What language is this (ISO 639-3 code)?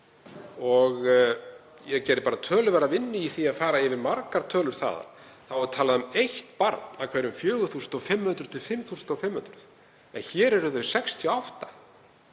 isl